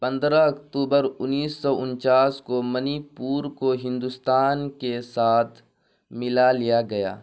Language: Urdu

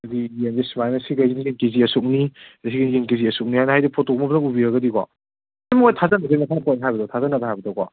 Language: Manipuri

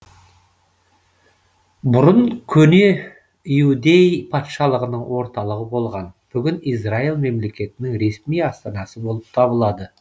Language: Kazakh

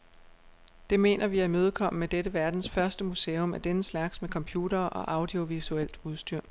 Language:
Danish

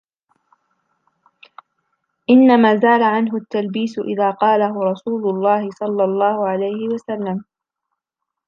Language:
Arabic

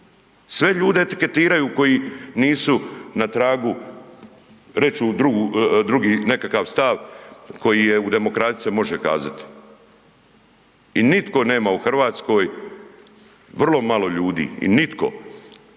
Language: Croatian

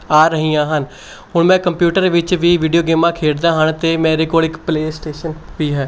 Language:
Punjabi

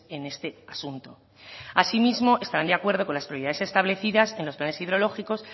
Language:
Spanish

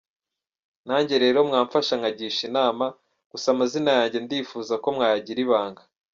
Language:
Kinyarwanda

